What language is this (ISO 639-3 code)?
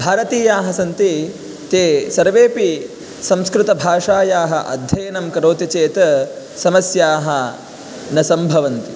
san